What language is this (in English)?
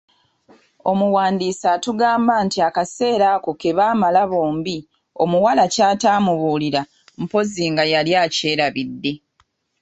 Ganda